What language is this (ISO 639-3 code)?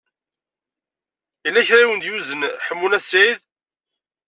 kab